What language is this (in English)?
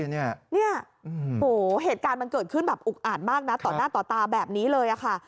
Thai